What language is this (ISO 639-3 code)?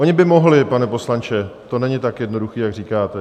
ces